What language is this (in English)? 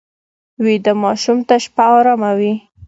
Pashto